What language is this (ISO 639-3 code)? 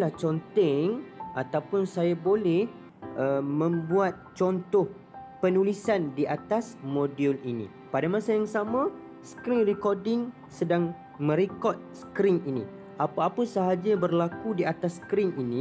msa